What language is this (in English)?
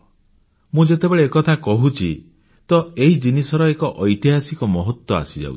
Odia